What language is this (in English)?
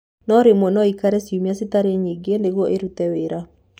Kikuyu